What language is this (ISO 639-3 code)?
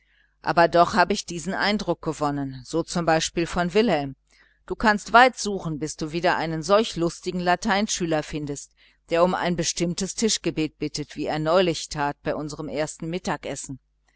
deu